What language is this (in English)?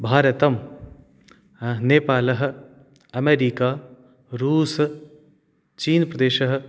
Sanskrit